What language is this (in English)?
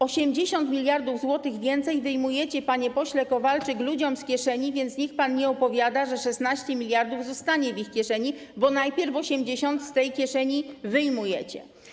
Polish